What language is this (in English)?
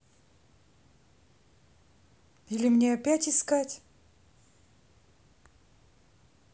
Russian